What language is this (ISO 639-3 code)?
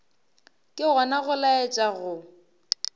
nso